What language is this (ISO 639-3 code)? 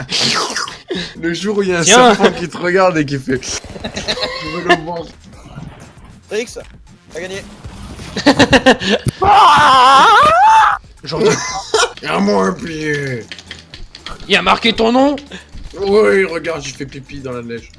fra